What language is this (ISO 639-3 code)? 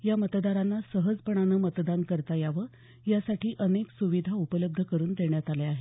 mar